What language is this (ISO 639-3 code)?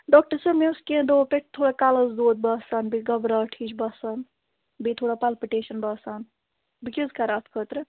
kas